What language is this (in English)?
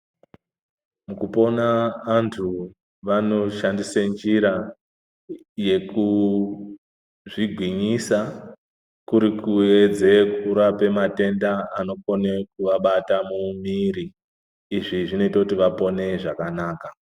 Ndau